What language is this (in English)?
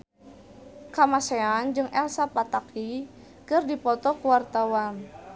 Sundanese